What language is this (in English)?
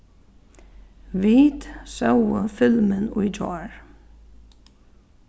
Faroese